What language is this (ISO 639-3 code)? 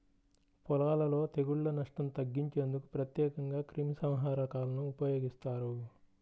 tel